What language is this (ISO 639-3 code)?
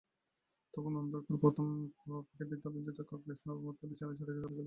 ben